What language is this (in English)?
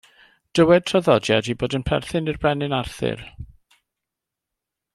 Welsh